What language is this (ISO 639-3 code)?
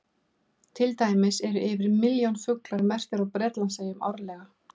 isl